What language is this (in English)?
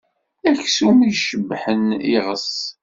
Kabyle